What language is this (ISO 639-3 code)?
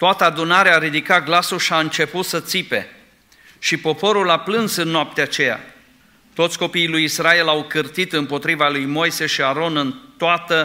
ron